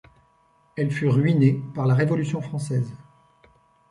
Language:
French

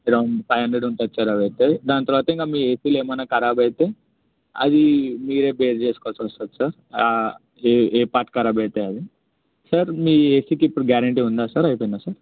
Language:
Telugu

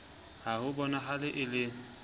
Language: Southern Sotho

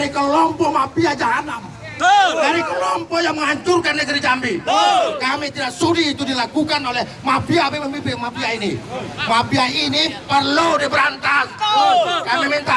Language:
Indonesian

